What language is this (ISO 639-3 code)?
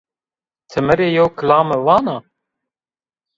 zza